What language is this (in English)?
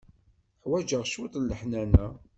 Kabyle